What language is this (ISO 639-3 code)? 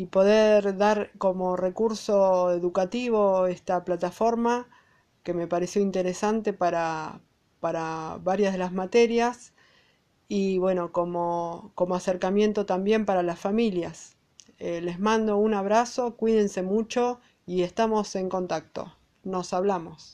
spa